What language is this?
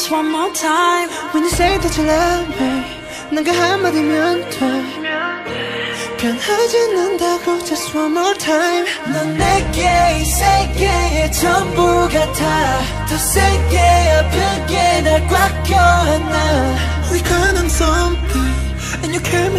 Korean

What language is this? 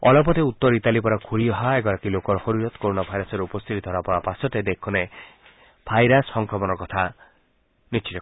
Assamese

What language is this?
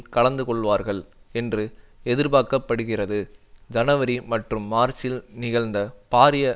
Tamil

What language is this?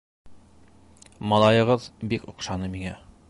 Bashkir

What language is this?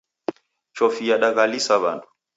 Taita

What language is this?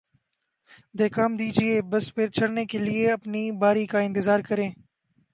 Urdu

